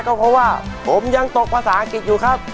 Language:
Thai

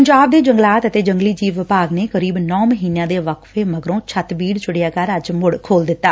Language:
Punjabi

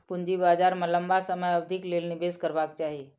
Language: Maithili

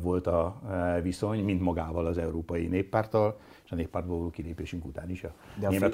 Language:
Hungarian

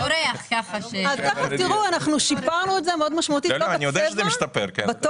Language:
Hebrew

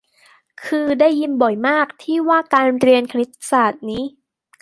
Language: Thai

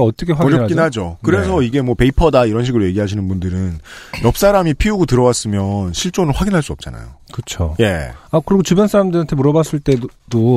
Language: Korean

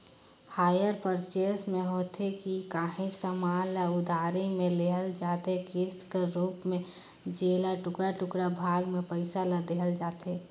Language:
Chhattisgarhi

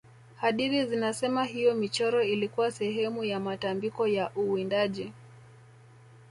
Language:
Swahili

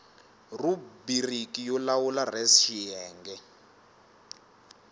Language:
Tsonga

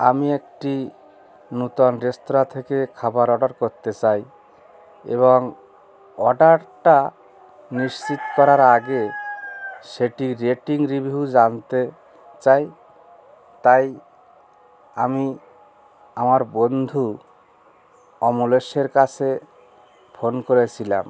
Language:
Bangla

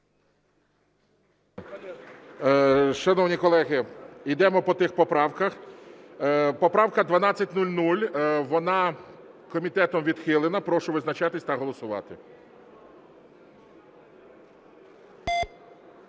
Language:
Ukrainian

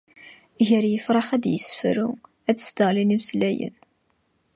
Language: Kabyle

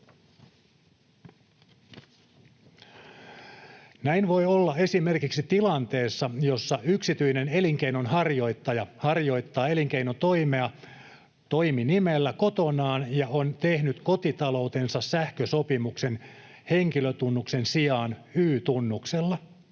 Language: Finnish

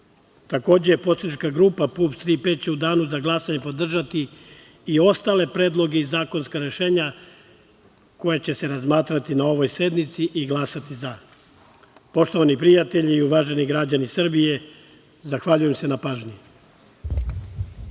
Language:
Serbian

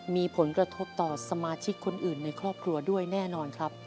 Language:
Thai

